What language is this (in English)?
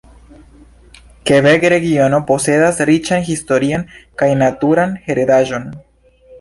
Esperanto